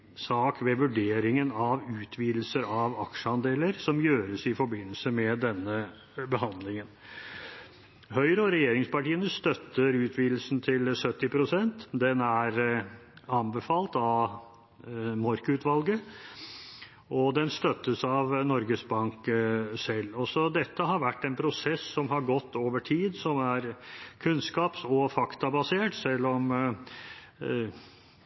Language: Norwegian Bokmål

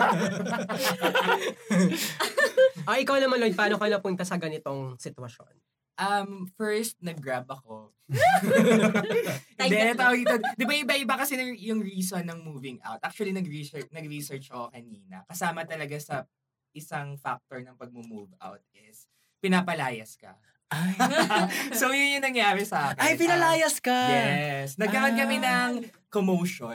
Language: Filipino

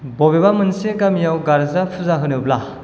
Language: Bodo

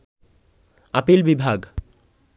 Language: Bangla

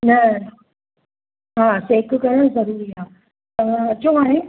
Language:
Sindhi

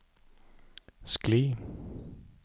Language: Norwegian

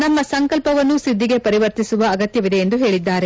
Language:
Kannada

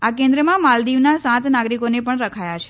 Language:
Gujarati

